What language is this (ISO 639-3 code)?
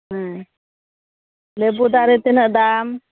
sat